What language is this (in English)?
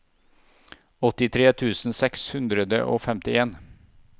Norwegian